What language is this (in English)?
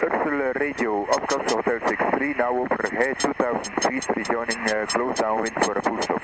Dutch